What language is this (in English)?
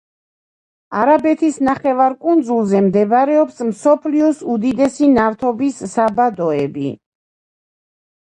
Georgian